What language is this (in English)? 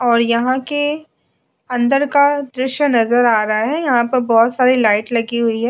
Hindi